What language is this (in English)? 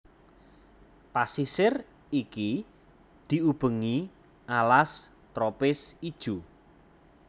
Javanese